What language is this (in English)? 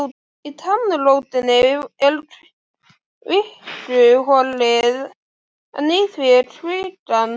Icelandic